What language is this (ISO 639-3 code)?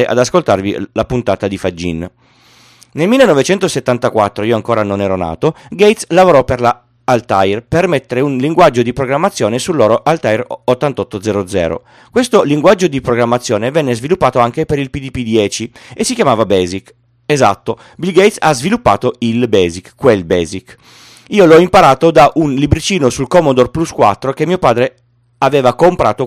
ita